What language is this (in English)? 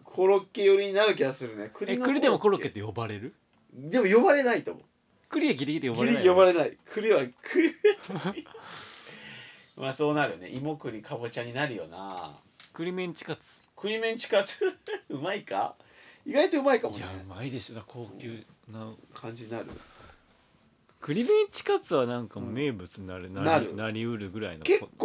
Japanese